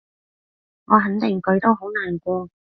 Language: Cantonese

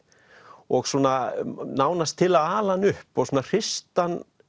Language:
Icelandic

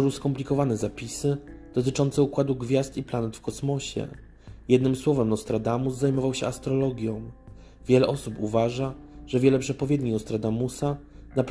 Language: Polish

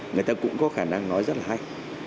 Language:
Vietnamese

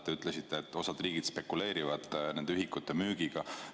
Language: Estonian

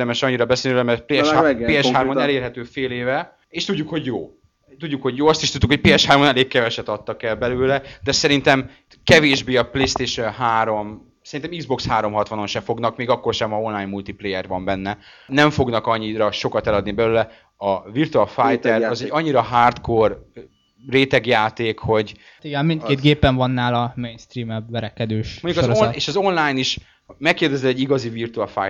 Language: Hungarian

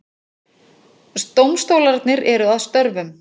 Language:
Icelandic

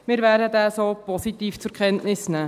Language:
Swiss German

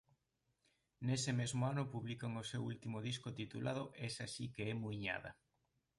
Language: Galician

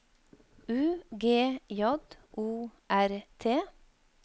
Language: Norwegian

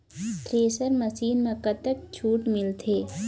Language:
Chhattisgarhi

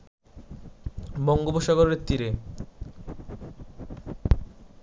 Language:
Bangla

